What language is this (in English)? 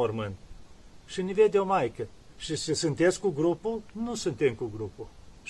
Romanian